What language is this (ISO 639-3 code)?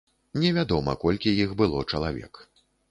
bel